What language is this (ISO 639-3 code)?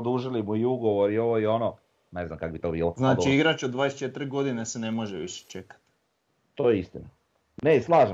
hrv